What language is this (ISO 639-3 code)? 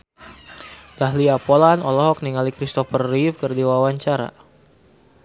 sun